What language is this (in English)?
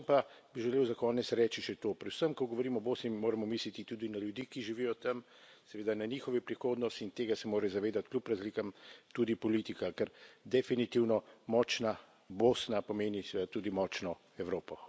Slovenian